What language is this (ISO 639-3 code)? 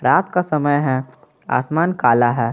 hin